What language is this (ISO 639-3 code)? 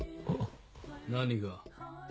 jpn